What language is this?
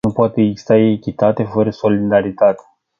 Romanian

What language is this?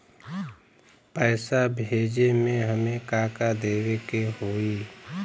Bhojpuri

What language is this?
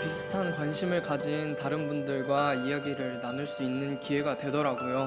Korean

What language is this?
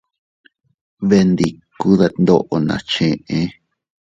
Teutila Cuicatec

